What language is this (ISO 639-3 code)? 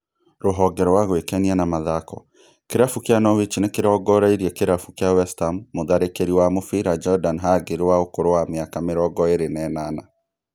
kik